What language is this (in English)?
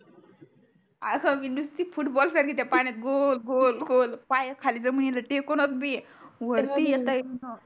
Marathi